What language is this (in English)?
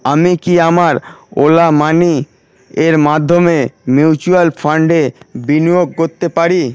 Bangla